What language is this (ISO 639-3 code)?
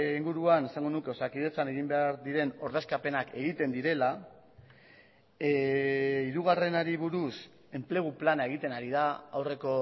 eus